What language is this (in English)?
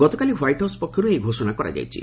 Odia